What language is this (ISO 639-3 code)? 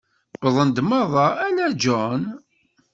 kab